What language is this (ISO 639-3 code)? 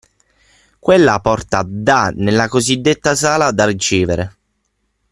ita